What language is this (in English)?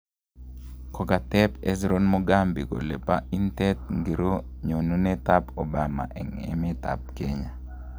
Kalenjin